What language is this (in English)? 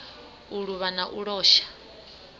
Venda